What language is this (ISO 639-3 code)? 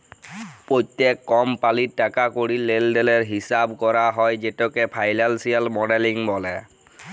ben